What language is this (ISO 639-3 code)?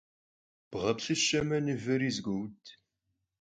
kbd